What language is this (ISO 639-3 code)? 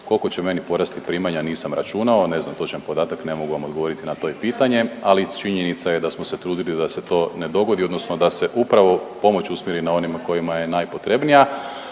hrv